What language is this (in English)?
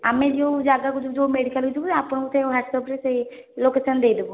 Odia